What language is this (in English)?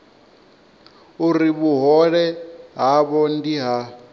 Venda